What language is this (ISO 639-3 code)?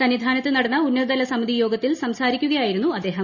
mal